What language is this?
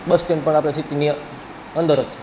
Gujarati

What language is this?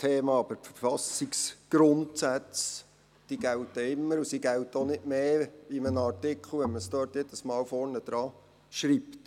Swiss German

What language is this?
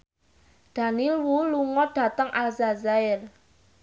Javanese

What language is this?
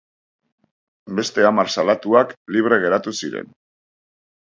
Basque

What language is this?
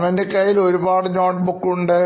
Malayalam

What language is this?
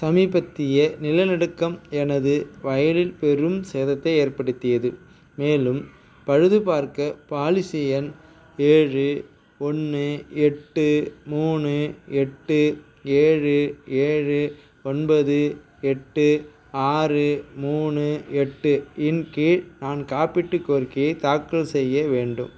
Tamil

